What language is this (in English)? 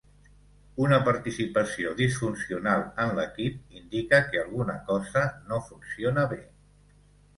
Catalan